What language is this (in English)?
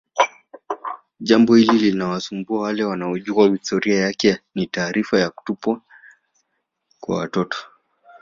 Swahili